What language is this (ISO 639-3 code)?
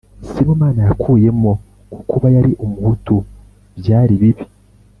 kin